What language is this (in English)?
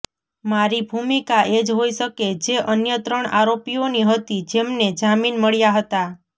Gujarati